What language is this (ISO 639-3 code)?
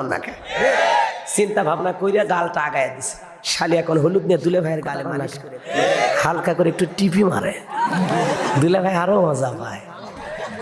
ind